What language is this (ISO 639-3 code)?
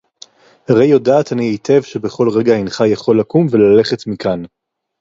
heb